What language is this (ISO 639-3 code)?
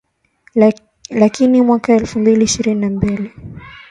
swa